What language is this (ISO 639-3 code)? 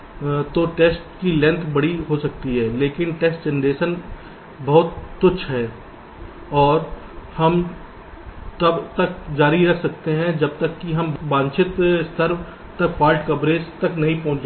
hin